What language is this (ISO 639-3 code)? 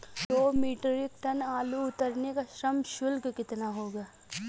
hin